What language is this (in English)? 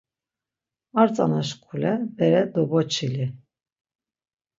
Laz